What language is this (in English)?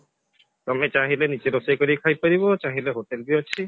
Odia